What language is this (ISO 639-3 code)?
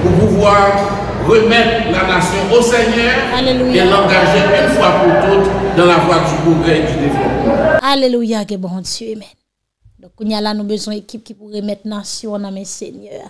fra